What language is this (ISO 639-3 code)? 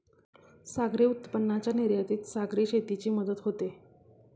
mar